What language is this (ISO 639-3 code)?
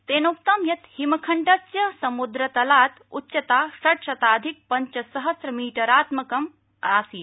san